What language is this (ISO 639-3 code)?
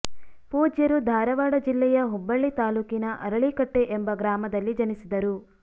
kan